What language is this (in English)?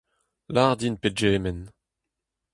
Breton